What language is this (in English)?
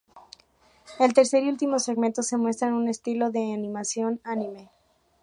Spanish